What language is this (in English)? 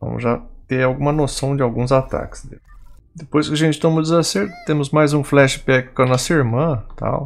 Portuguese